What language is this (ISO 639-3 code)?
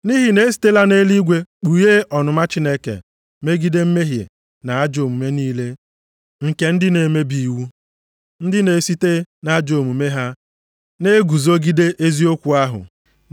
ibo